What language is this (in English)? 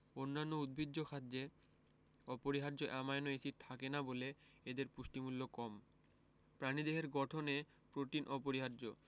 Bangla